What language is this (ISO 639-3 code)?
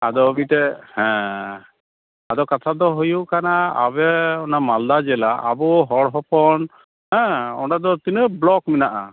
sat